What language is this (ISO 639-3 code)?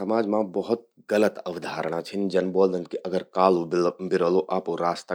gbm